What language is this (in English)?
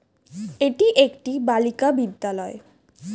Bangla